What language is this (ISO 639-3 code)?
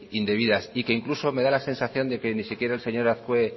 spa